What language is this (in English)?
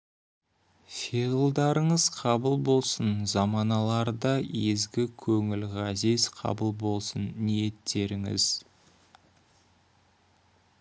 Kazakh